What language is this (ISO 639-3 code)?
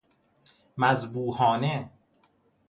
fas